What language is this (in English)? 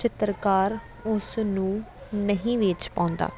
Punjabi